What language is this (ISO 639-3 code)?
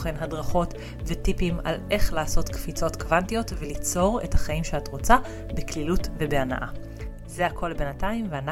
heb